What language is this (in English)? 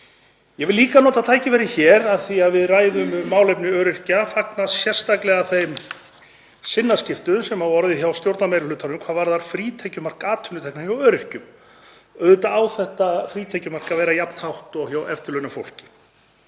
Icelandic